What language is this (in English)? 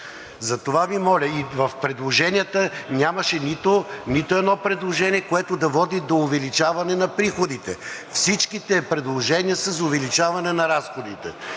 Bulgarian